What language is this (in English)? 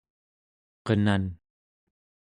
Central Yupik